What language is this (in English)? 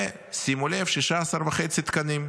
Hebrew